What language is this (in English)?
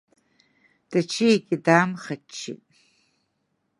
Abkhazian